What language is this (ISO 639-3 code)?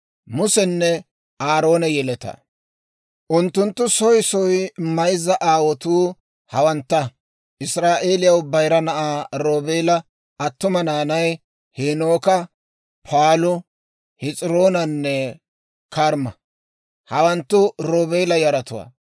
dwr